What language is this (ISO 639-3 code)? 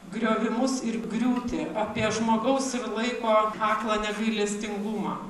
lit